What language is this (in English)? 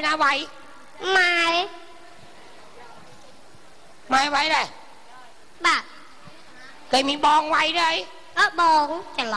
Vietnamese